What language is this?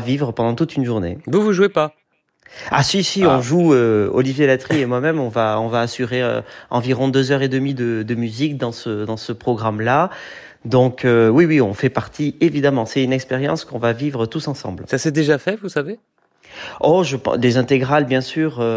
French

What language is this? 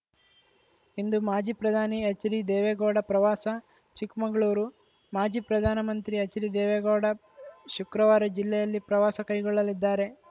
Kannada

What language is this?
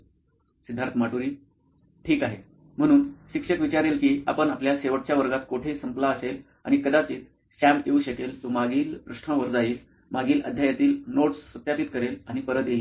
Marathi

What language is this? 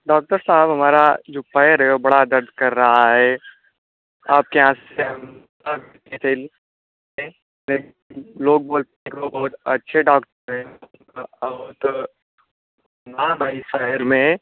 Hindi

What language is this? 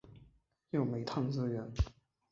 Chinese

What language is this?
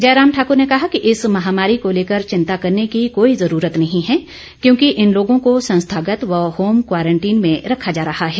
Hindi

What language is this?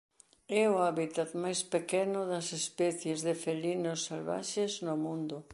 Galician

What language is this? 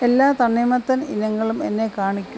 Malayalam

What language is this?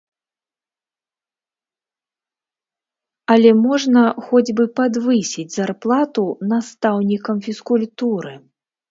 Belarusian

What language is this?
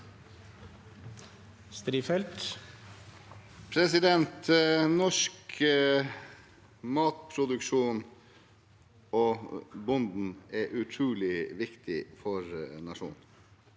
Norwegian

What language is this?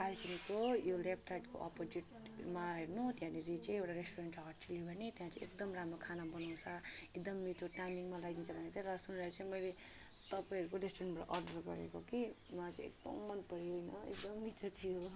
Nepali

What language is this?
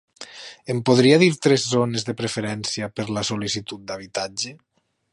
Catalan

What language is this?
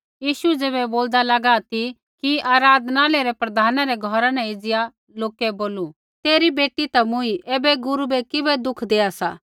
Kullu Pahari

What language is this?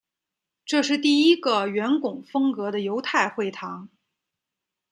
Chinese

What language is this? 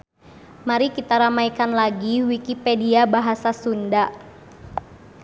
Sundanese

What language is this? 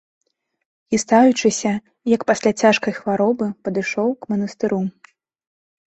Belarusian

